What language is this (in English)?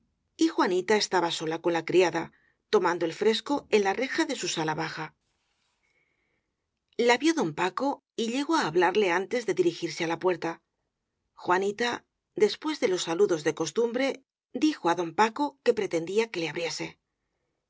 Spanish